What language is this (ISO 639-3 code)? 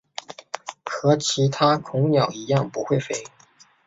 zho